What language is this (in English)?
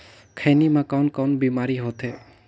Chhattisgarhi